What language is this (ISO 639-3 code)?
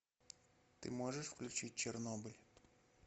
rus